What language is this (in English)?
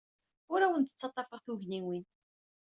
Kabyle